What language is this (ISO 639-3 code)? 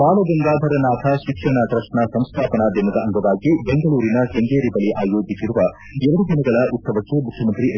kan